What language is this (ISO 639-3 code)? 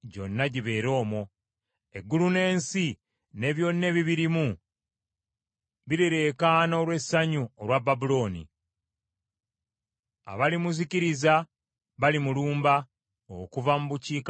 lug